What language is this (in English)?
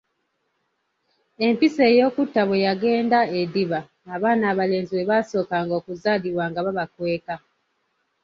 Ganda